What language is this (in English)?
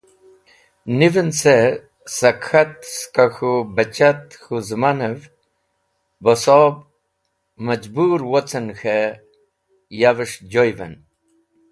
Wakhi